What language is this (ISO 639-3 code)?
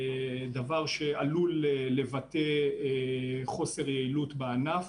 heb